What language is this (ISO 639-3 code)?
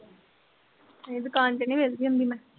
pan